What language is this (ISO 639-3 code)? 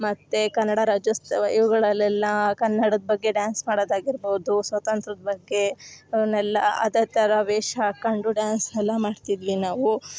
kan